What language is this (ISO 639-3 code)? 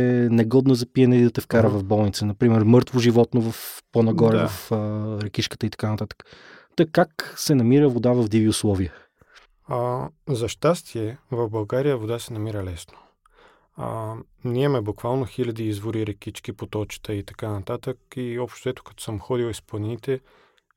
bul